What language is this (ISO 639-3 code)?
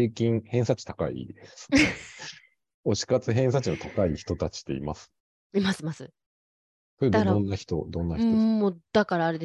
jpn